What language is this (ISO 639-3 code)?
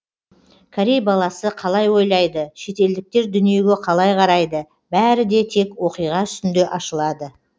kaz